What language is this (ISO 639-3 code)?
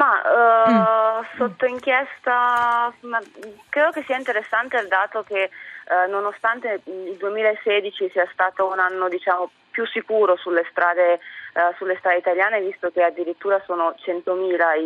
ita